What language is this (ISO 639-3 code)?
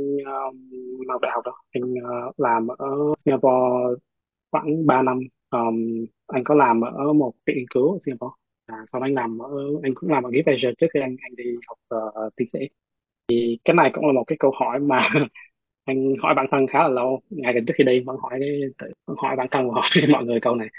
vie